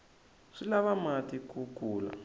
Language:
Tsonga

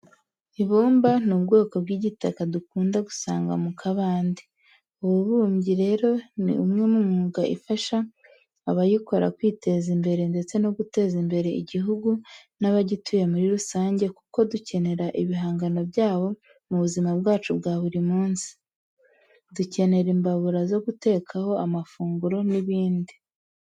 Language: Kinyarwanda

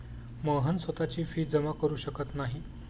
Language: Marathi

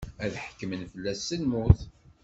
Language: Kabyle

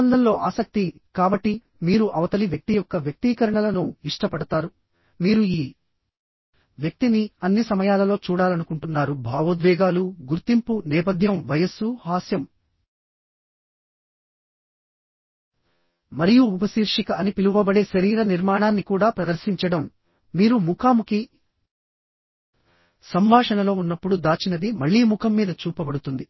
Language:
Telugu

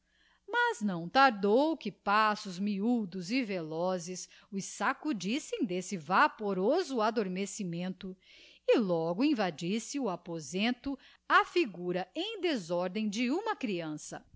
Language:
Portuguese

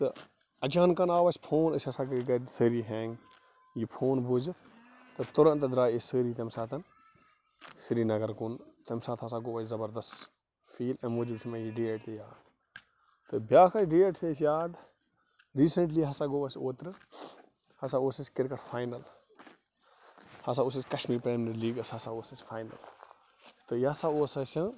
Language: Kashmiri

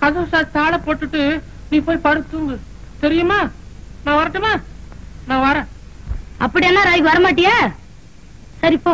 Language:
Tamil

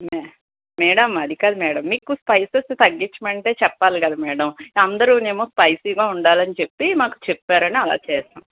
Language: Telugu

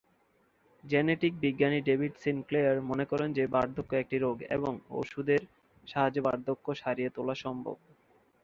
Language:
Bangla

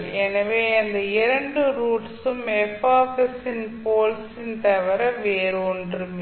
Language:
Tamil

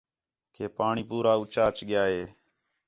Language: Khetrani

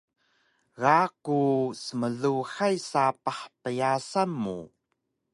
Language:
Taroko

